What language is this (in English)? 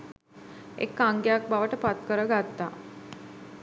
Sinhala